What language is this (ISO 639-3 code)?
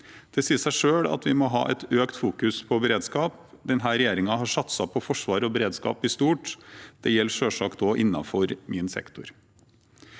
nor